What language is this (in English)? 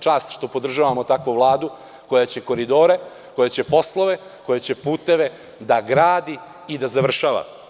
Serbian